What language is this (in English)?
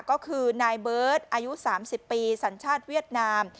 Thai